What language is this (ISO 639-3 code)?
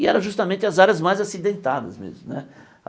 por